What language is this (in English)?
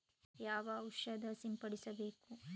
Kannada